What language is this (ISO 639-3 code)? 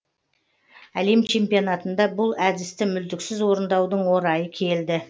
kaz